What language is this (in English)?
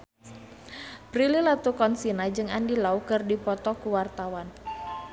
Sundanese